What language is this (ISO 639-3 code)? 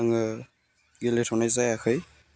brx